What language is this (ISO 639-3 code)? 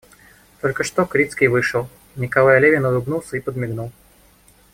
rus